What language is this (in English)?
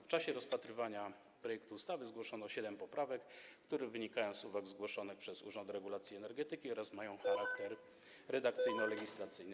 Polish